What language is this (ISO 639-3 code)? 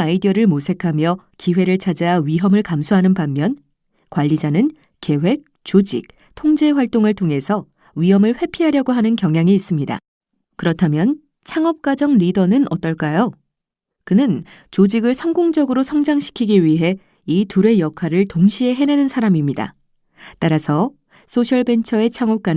kor